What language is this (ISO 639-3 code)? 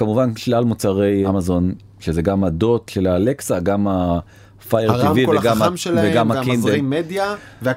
heb